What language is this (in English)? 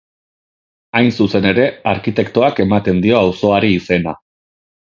Basque